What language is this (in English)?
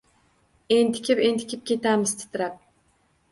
Uzbek